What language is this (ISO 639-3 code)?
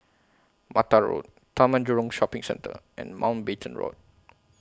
eng